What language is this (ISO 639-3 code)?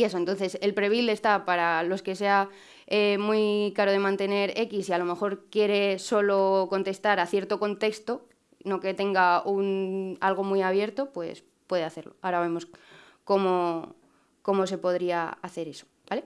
spa